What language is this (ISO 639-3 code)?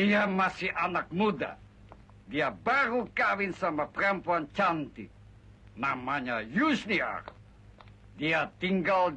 ind